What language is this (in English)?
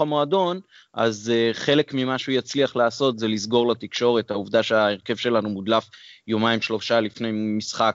Hebrew